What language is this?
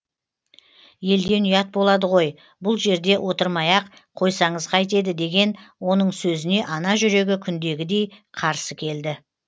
Kazakh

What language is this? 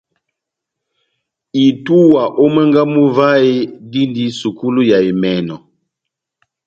Batanga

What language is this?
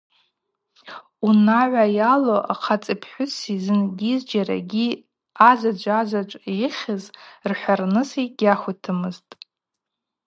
Abaza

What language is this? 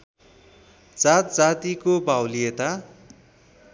Nepali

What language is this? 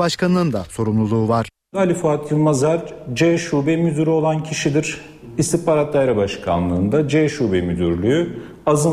Turkish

